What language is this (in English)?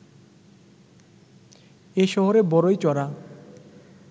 Bangla